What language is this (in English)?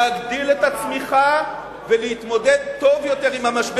Hebrew